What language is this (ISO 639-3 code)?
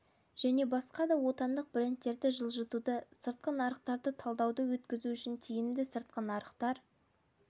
kaz